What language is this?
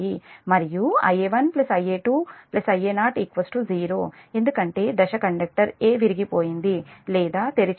Telugu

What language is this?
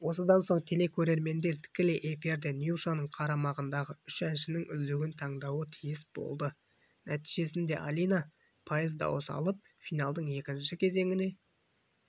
Kazakh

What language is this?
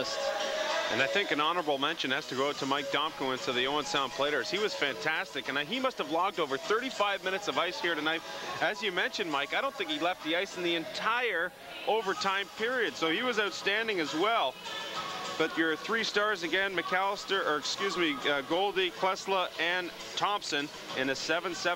English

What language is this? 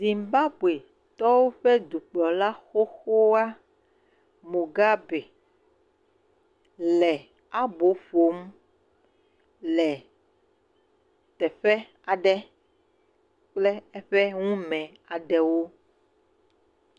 Ewe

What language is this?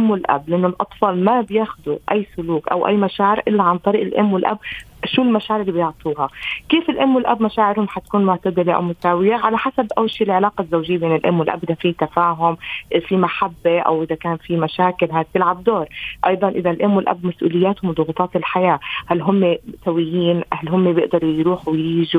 Arabic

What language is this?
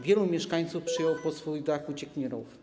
Polish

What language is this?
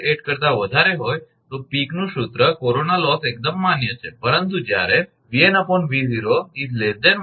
Gujarati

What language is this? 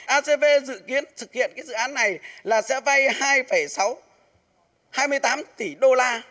Vietnamese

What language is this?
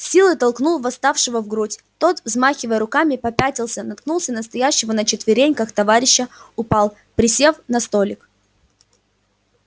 Russian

